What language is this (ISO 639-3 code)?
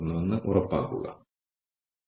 mal